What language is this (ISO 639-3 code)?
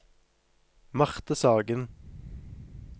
nor